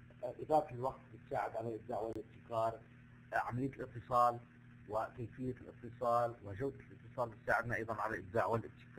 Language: Arabic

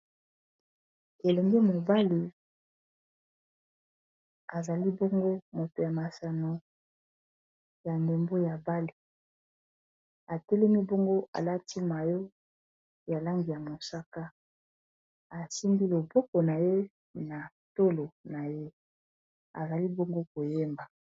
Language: Lingala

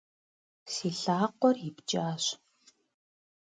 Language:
Kabardian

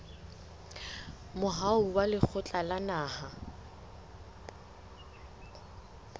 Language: Southern Sotho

